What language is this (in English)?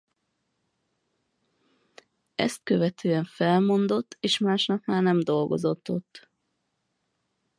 Hungarian